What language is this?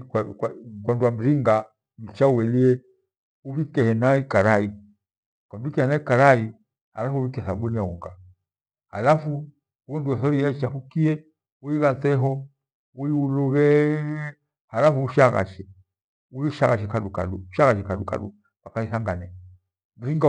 Gweno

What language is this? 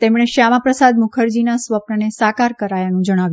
Gujarati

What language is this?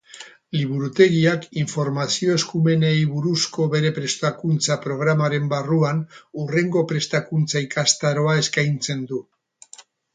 Basque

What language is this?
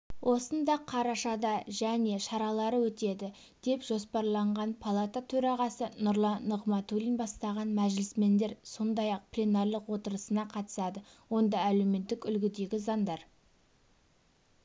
Kazakh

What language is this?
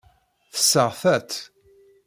Kabyle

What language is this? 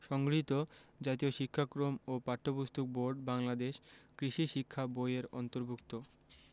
Bangla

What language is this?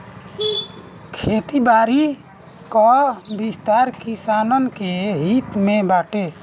Bhojpuri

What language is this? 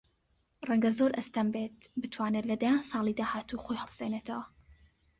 Central Kurdish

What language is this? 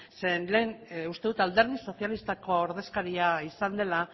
Basque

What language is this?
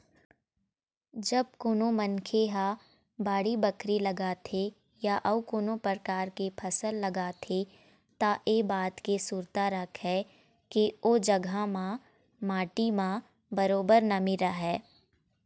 Chhattisgarhi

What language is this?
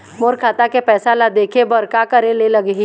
Chhattisgarhi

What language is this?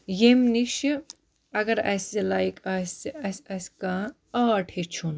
Kashmiri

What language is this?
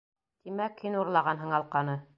Bashkir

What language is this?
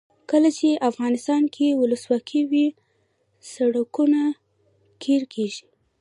Pashto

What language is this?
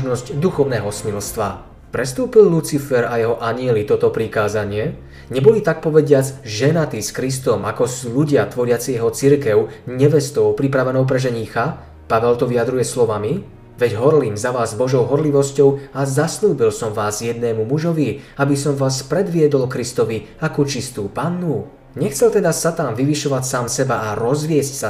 Slovak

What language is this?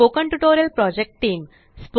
Marathi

